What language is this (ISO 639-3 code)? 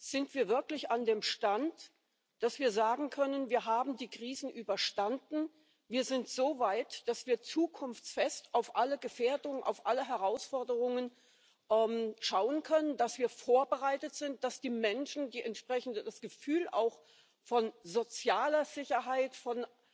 deu